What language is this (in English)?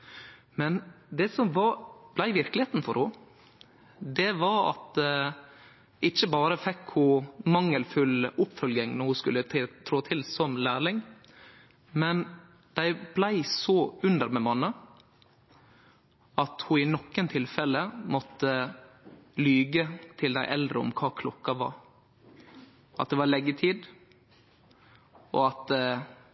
Norwegian Nynorsk